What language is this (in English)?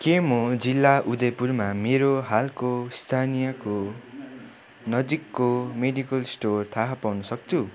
Nepali